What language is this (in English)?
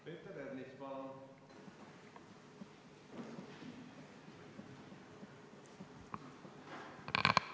Estonian